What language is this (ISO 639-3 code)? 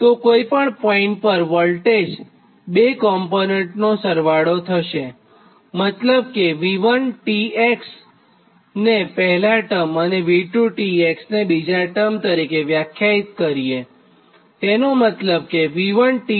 guj